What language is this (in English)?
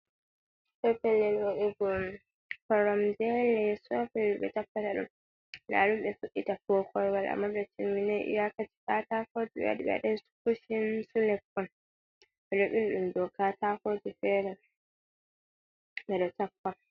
Fula